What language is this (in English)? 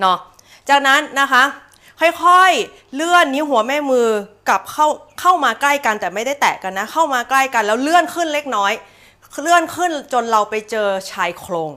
Thai